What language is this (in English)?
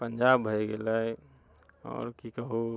Maithili